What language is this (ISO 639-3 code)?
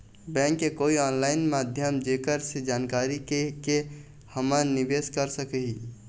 hne